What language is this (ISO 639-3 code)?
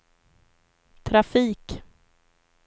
swe